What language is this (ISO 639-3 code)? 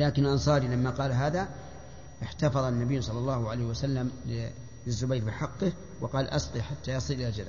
ara